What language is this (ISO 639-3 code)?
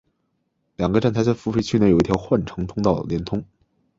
zho